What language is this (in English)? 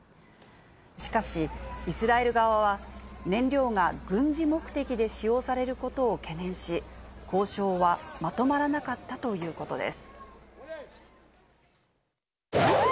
Japanese